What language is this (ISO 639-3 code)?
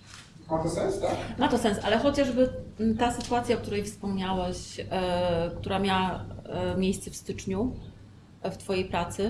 pol